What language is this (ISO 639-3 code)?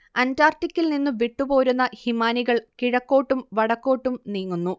mal